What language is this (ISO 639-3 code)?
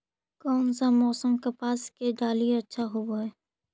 mag